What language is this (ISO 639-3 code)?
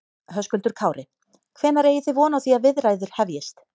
isl